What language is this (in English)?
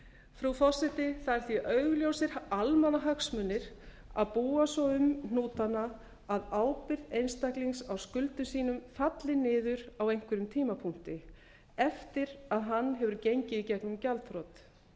Icelandic